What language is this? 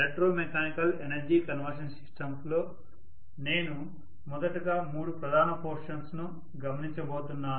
Telugu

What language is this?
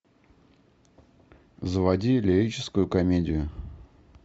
Russian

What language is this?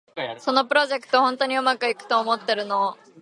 Japanese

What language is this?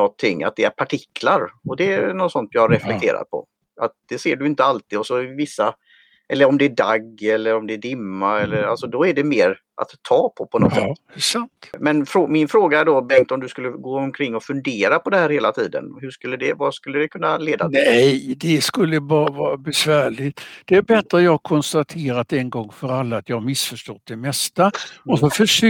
Swedish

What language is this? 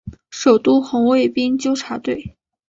Chinese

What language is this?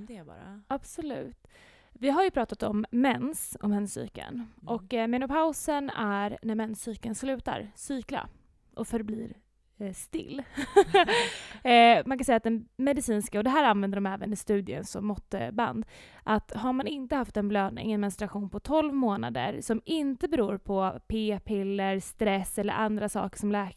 Swedish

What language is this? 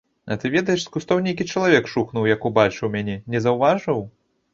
Belarusian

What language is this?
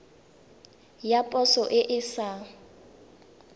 Tswana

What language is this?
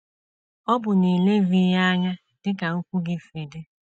Igbo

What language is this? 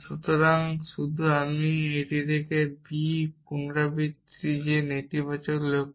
Bangla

